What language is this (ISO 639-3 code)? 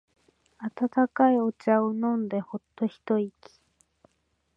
jpn